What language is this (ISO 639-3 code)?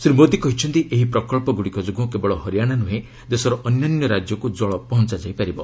ori